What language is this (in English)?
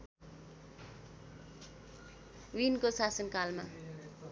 Nepali